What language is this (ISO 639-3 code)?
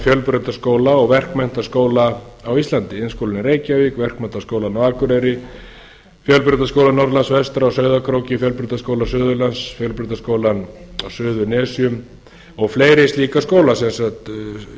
isl